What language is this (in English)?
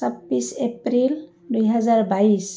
Assamese